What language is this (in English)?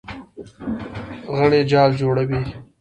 Pashto